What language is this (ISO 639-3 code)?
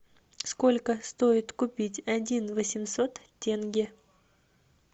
rus